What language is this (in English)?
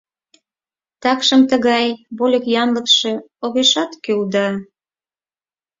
Mari